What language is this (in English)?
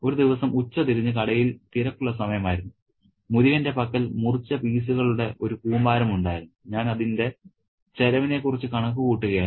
Malayalam